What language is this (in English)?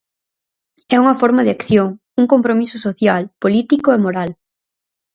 Galician